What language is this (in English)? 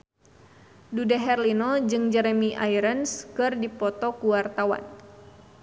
Sundanese